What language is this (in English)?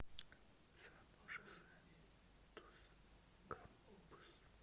Russian